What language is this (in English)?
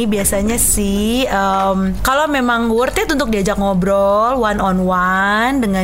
Indonesian